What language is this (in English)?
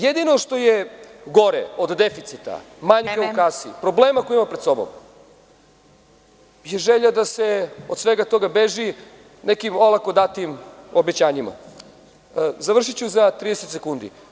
Serbian